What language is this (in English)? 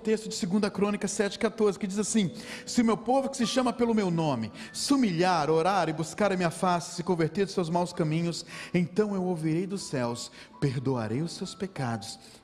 Portuguese